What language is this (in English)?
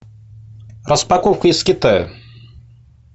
Russian